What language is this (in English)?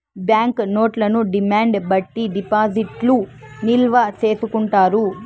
Telugu